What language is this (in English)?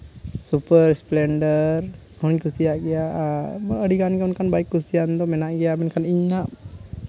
Santali